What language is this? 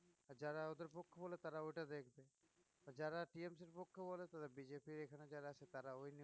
Bangla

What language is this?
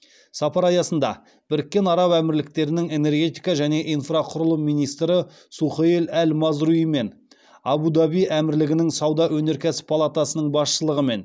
Kazakh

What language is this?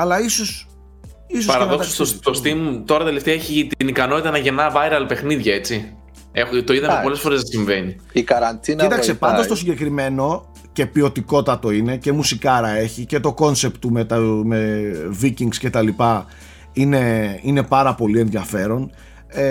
Greek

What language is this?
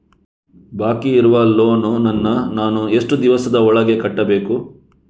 Kannada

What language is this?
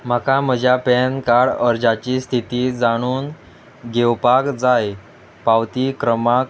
Konkani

